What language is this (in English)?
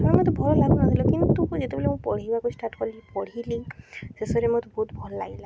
Odia